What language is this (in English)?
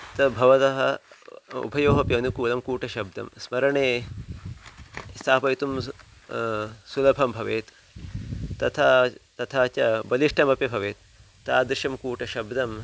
Sanskrit